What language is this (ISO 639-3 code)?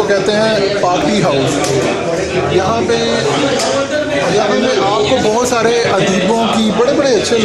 nld